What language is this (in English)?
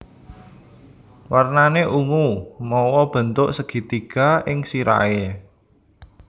Javanese